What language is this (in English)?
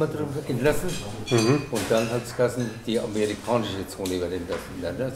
German